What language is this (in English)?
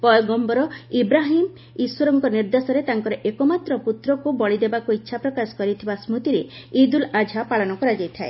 Odia